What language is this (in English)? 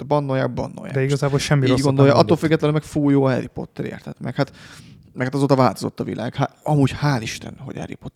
Hungarian